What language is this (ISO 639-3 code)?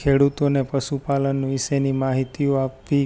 guj